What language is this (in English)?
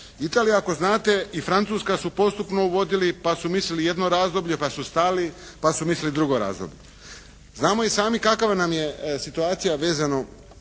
Croatian